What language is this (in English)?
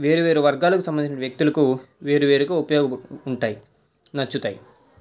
Telugu